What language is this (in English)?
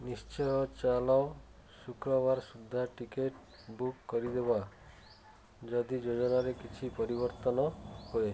Odia